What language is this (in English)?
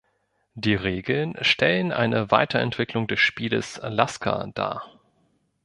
German